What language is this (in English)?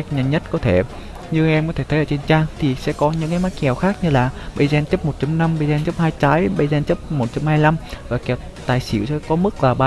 Vietnamese